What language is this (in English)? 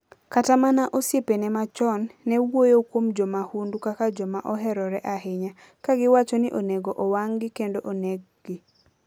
Luo (Kenya and Tanzania)